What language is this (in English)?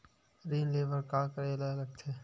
Chhattisgarhi